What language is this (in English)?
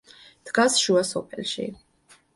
Georgian